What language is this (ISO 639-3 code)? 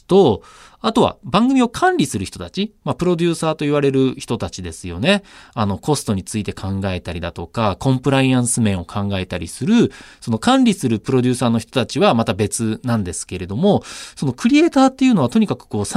jpn